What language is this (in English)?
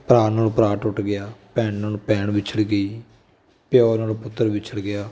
Punjabi